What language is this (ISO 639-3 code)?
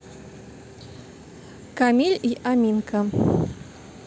rus